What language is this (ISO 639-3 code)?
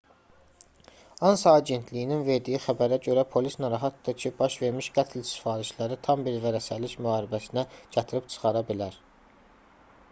aze